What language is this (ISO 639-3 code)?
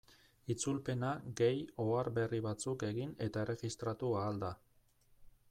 eus